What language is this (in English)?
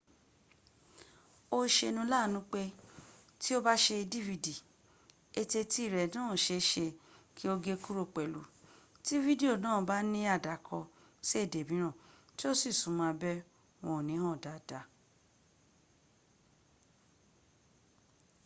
Yoruba